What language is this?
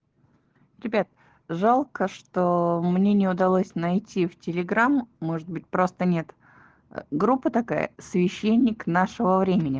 Russian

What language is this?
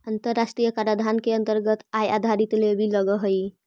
Magahi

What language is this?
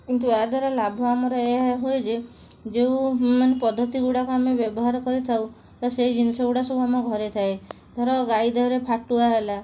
Odia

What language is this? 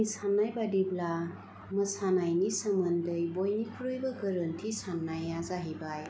Bodo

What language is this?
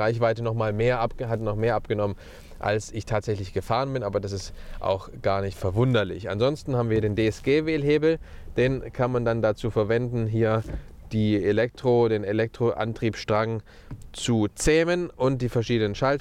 German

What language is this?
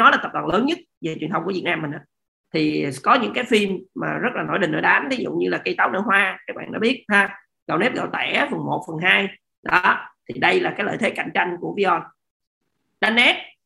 Vietnamese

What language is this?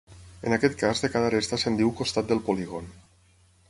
Catalan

